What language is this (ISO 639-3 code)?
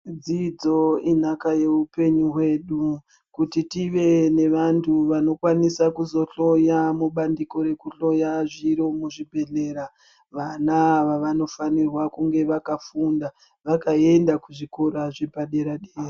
ndc